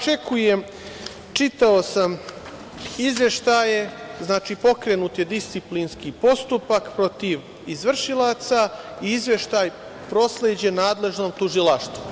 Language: Serbian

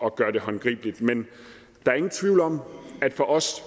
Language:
Danish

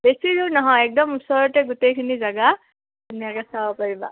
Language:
Assamese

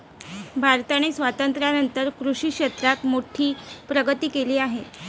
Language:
Marathi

